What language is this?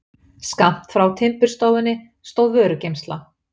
Icelandic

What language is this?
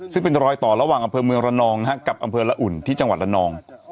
Thai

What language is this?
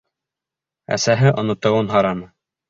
Bashkir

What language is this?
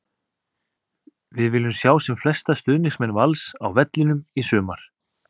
Icelandic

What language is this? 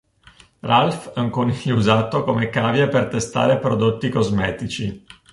Italian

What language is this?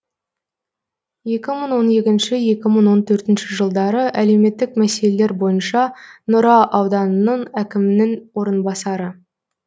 Kazakh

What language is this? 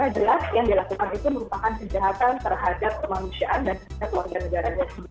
Indonesian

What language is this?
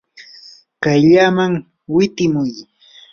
Yanahuanca Pasco Quechua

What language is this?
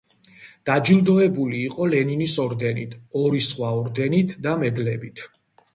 Georgian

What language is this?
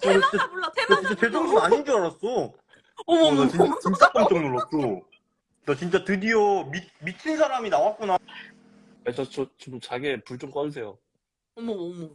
Korean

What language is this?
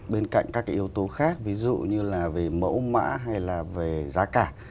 Vietnamese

